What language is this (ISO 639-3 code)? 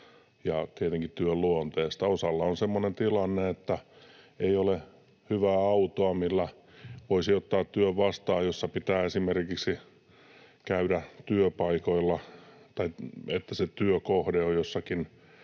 fin